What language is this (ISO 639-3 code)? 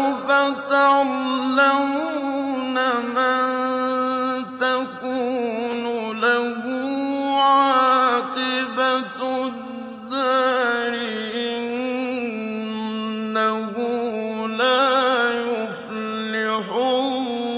ara